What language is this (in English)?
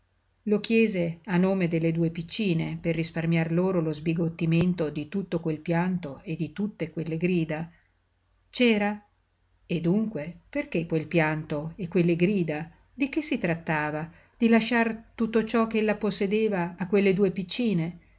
Italian